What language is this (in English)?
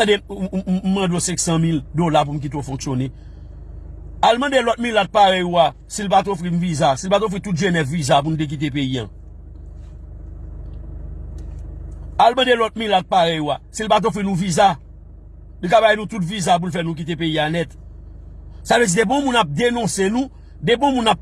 French